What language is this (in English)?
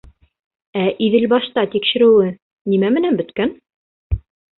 Bashkir